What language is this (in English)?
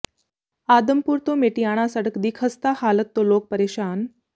Punjabi